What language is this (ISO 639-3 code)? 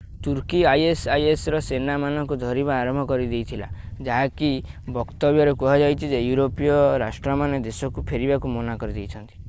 ori